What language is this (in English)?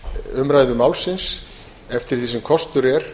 Icelandic